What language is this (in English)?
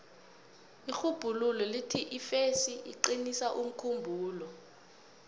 South Ndebele